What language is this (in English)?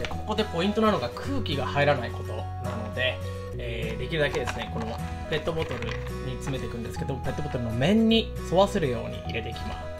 Japanese